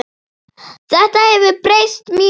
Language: Icelandic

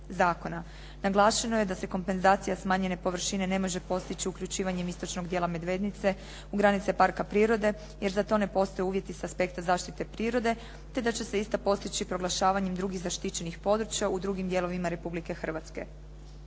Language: Croatian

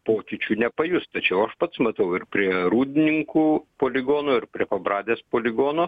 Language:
Lithuanian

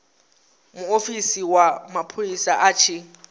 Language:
Venda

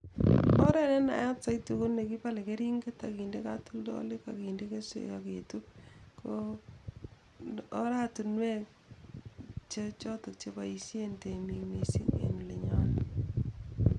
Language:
Kalenjin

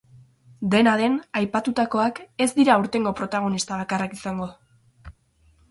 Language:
Basque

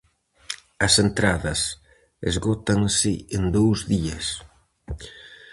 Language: Galician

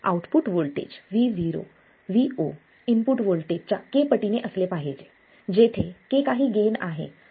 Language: Marathi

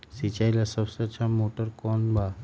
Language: Magahi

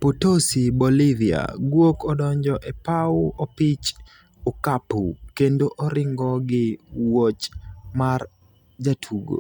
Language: Luo (Kenya and Tanzania)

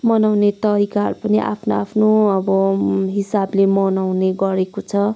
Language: Nepali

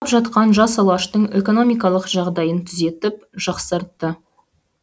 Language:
Kazakh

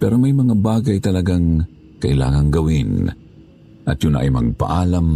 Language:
Filipino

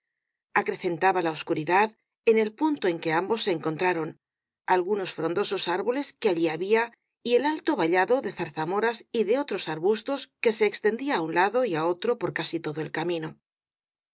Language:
Spanish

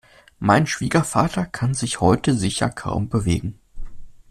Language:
German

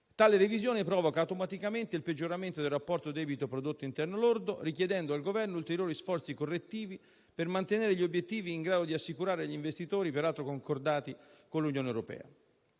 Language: Italian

